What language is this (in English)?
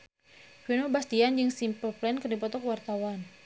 Sundanese